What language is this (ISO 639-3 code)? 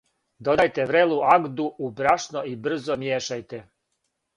srp